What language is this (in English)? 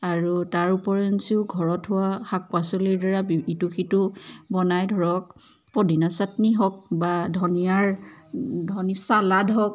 Assamese